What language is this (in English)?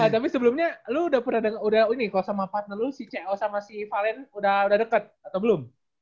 Indonesian